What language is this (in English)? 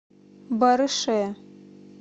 Russian